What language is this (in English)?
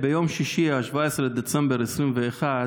Hebrew